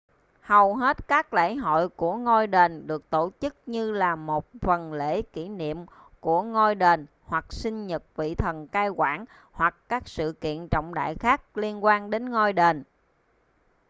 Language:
Vietnamese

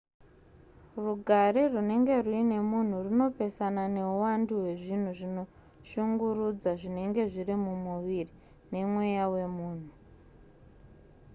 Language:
Shona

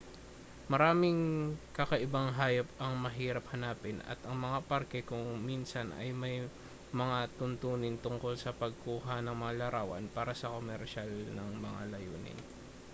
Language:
Filipino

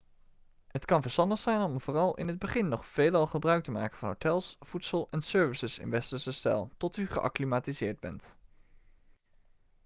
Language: Dutch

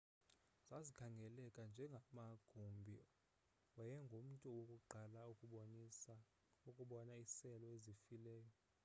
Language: Xhosa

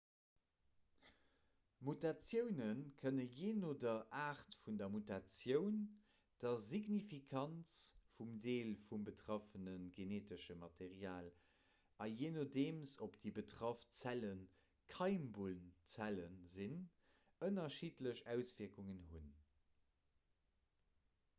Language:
Luxembourgish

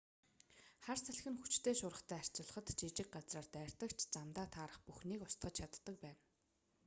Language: Mongolian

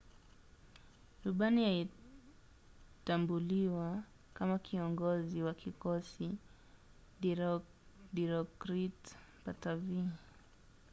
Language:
Swahili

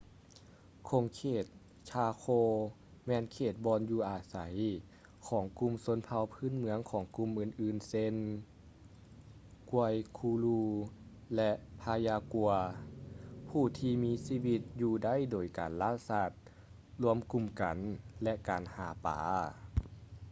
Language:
Lao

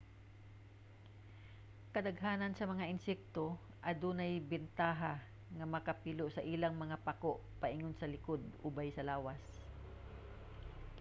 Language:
Cebuano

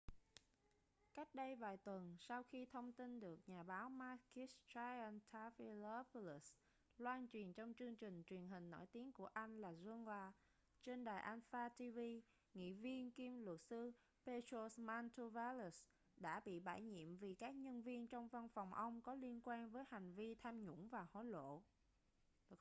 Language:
Vietnamese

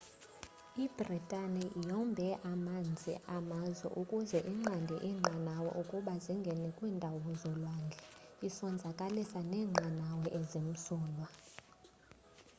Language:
Xhosa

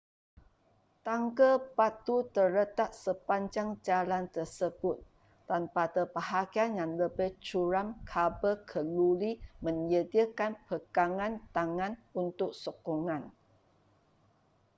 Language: Malay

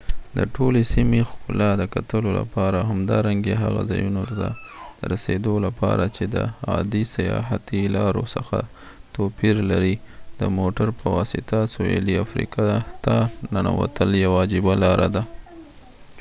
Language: Pashto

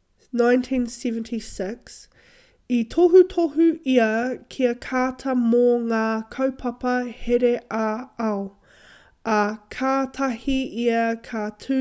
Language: Māori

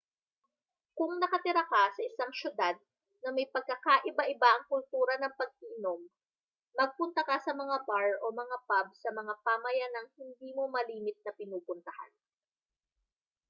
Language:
Filipino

